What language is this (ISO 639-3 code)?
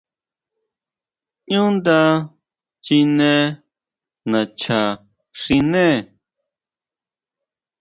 mau